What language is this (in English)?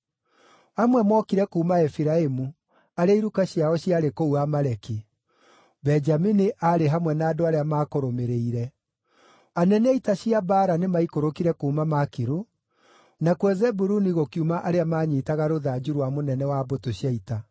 Kikuyu